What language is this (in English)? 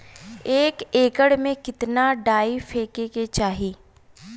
Bhojpuri